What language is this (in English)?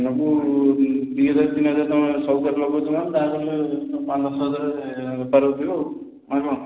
Odia